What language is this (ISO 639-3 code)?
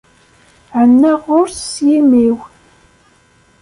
kab